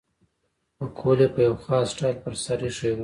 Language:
Pashto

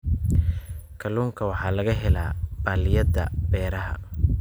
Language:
Somali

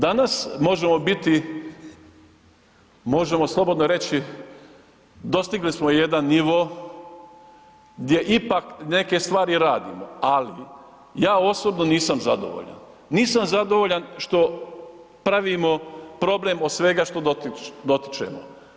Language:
Croatian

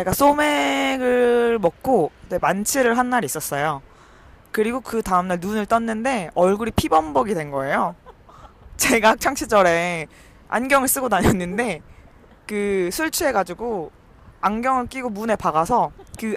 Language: Korean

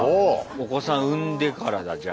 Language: Japanese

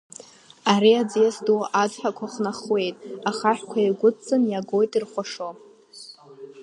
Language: Abkhazian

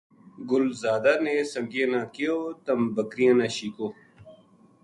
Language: Gujari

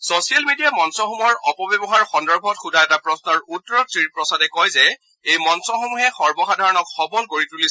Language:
Assamese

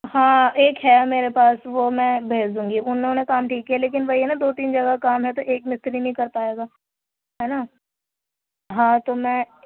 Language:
Urdu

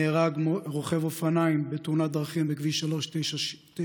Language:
Hebrew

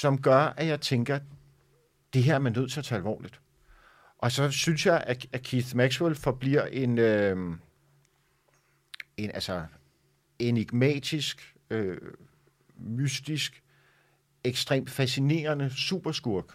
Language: Danish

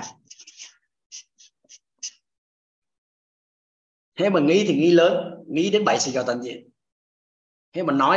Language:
Vietnamese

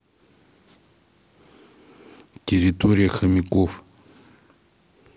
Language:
Russian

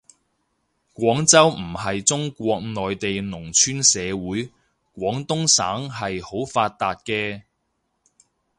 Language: Cantonese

